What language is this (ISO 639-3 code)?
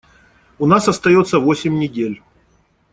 rus